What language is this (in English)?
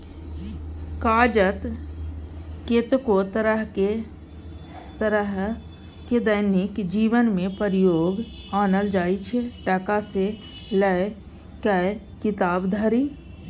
Maithili